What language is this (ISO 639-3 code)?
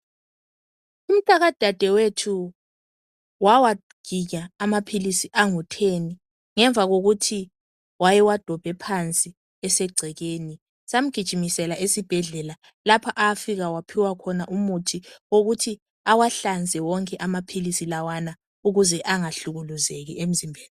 nde